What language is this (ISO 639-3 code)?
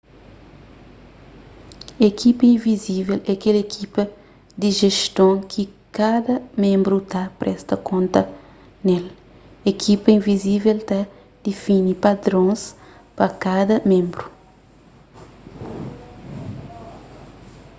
kea